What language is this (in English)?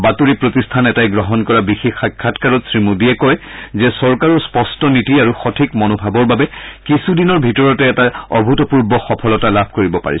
Assamese